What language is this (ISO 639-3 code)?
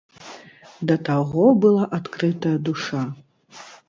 bel